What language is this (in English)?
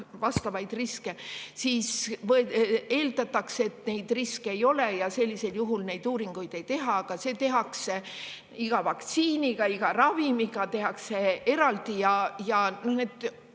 Estonian